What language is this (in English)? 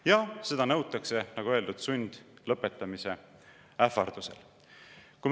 Estonian